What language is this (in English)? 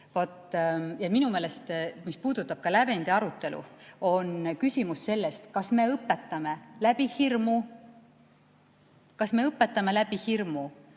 Estonian